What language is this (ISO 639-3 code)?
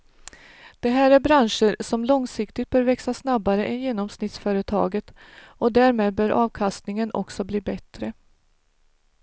swe